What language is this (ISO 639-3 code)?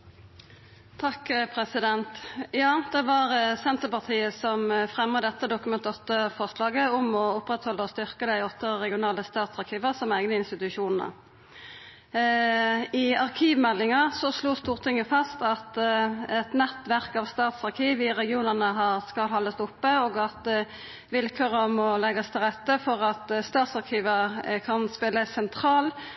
nor